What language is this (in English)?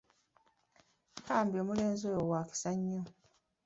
Ganda